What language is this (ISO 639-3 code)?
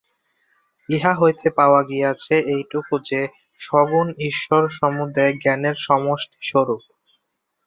ben